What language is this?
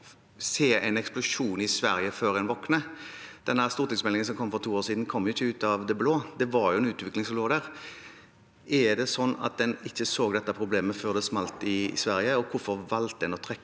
Norwegian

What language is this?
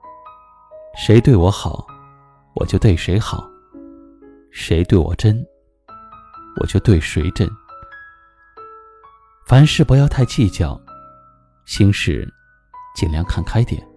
Chinese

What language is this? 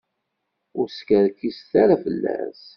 Kabyle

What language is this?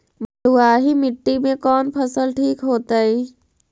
Magahi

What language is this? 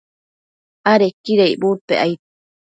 Matsés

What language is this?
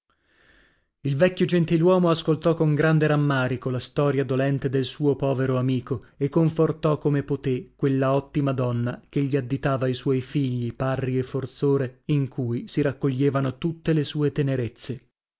Italian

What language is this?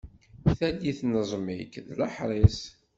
Kabyle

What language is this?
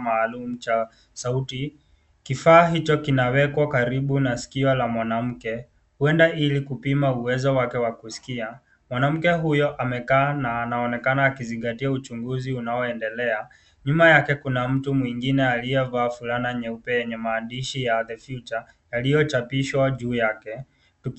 Swahili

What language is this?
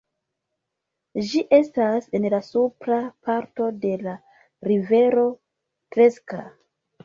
Esperanto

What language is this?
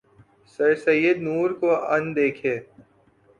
Urdu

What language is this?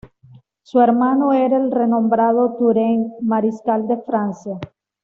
Spanish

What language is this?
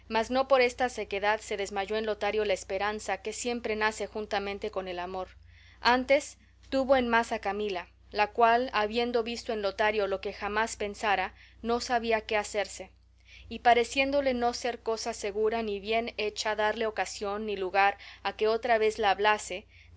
Spanish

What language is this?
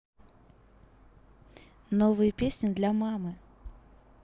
Russian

